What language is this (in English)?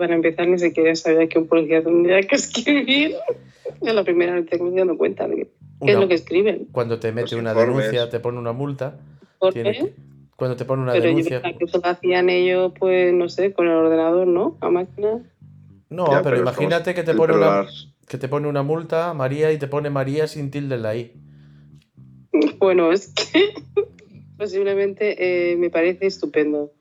Spanish